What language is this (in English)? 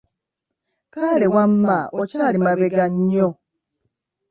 Ganda